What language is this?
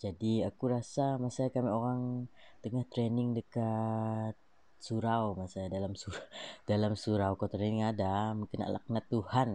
Malay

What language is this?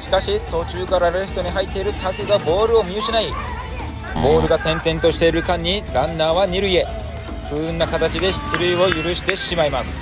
Japanese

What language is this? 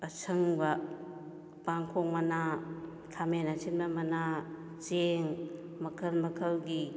Manipuri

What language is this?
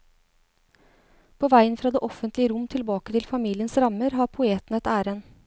Norwegian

